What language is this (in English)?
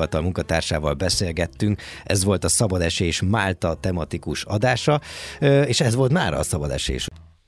Hungarian